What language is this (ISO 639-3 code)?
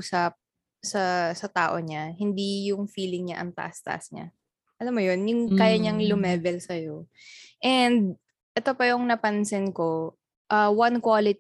fil